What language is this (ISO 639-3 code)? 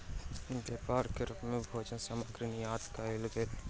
mai